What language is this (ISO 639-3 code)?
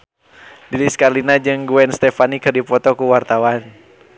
sun